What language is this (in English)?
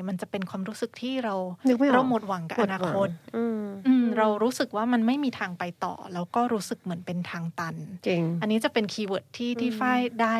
Thai